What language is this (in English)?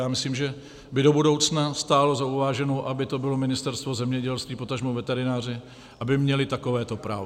Czech